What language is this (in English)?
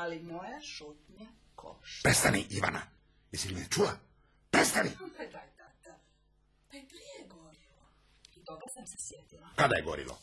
Croatian